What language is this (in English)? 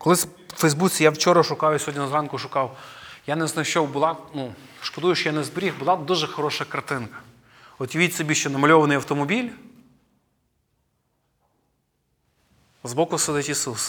Ukrainian